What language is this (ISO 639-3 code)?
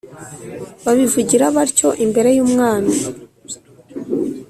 kin